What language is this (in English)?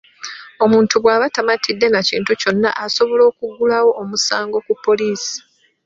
Ganda